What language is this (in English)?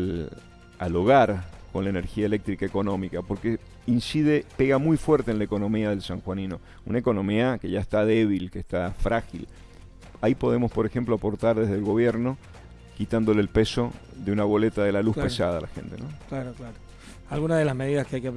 Spanish